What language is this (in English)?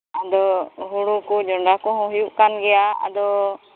Santali